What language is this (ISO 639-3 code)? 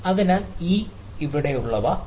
mal